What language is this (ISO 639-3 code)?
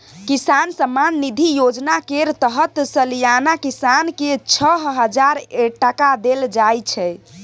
mai